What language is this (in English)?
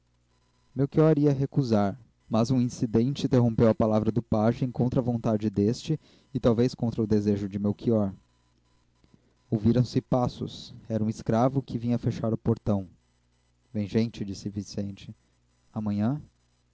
Portuguese